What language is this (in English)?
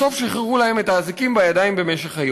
Hebrew